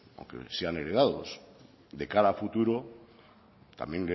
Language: Spanish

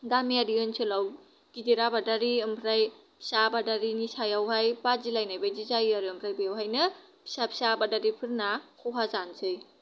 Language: Bodo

